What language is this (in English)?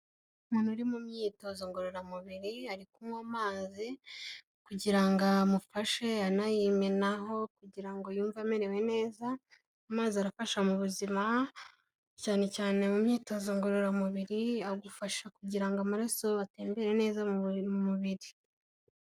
Kinyarwanda